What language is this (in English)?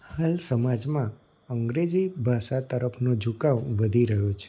Gujarati